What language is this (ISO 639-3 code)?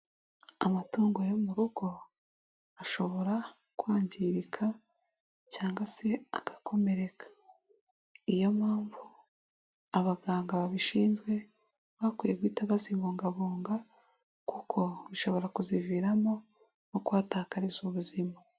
kin